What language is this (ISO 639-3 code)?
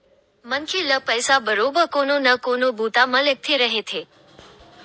hne